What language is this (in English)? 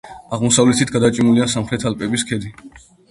Georgian